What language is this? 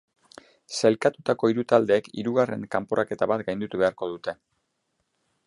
Basque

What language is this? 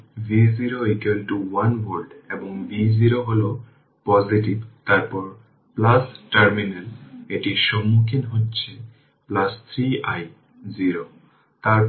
Bangla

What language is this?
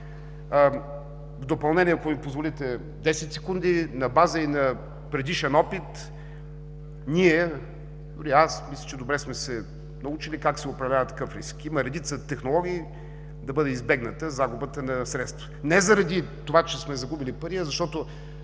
Bulgarian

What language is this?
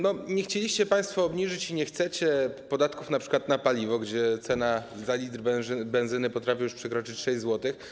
Polish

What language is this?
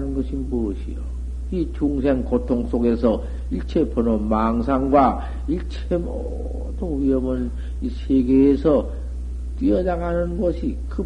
Korean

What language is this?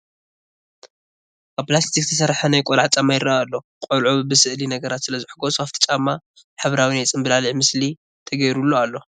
Tigrinya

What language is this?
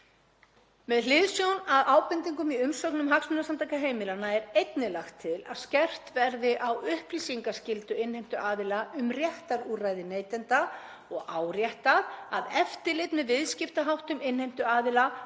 Icelandic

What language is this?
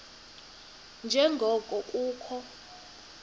Xhosa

